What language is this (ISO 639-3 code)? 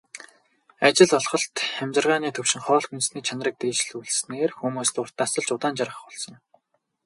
mon